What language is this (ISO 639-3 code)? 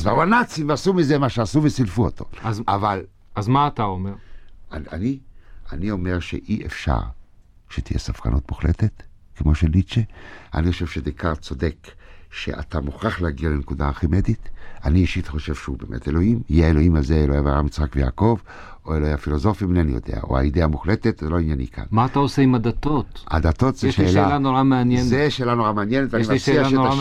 heb